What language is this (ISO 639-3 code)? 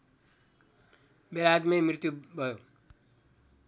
nep